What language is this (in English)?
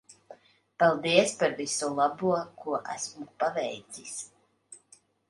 Latvian